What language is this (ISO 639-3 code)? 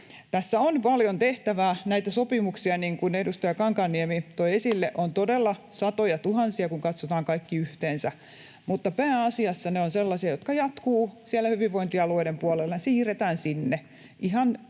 fin